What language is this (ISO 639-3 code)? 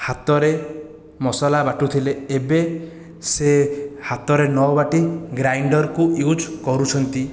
ori